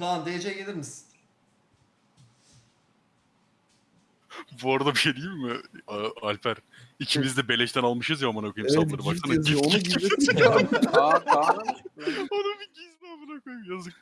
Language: Turkish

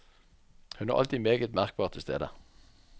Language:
Norwegian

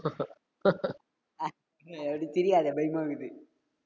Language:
Tamil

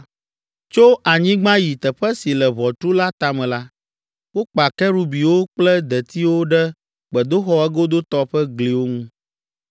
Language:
Ewe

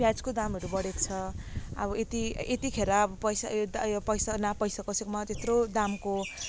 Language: Nepali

